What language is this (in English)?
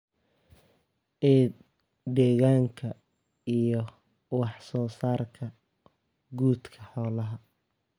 Somali